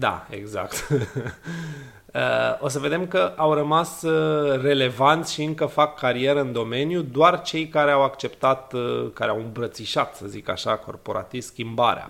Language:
Romanian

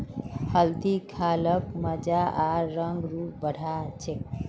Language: Magahi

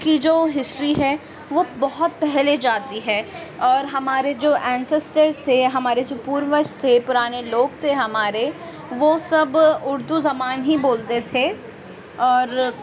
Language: Urdu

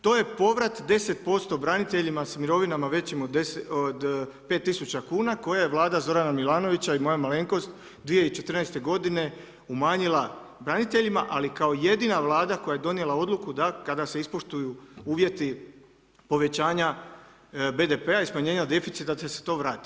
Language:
Croatian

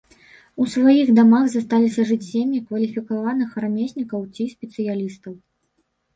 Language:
Belarusian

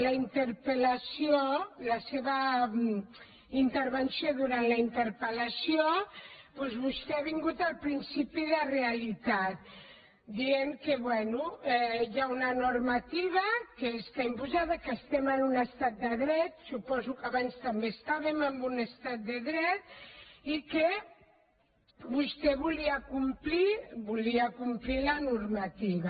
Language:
Catalan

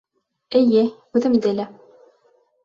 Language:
Bashkir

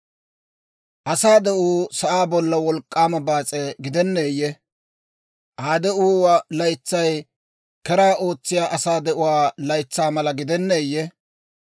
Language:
Dawro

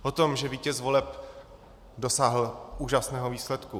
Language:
Czech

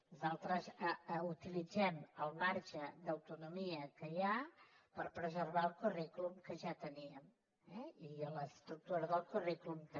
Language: Catalan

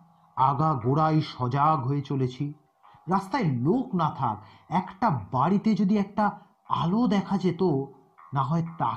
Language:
Bangla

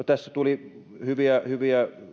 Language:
Finnish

